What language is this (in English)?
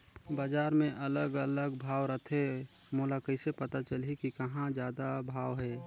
Chhattisgarhi